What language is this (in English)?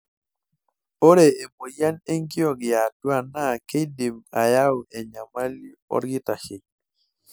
Masai